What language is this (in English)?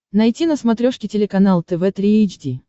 Russian